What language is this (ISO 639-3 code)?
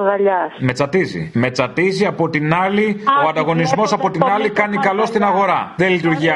ell